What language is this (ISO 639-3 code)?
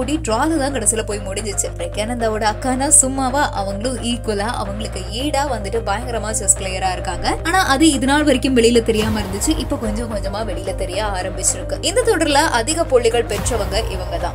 ron